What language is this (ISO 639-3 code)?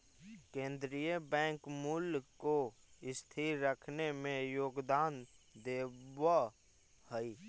mag